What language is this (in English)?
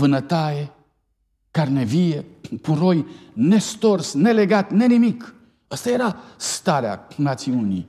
Romanian